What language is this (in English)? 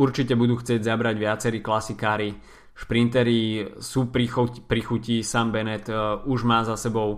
Slovak